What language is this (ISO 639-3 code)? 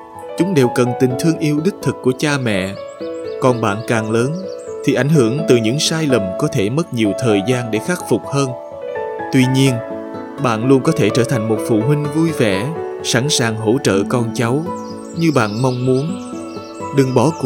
vie